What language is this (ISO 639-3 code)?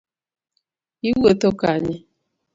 luo